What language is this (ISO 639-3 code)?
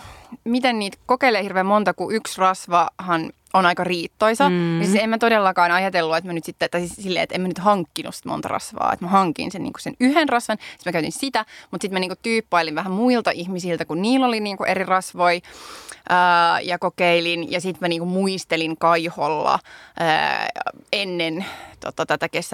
fin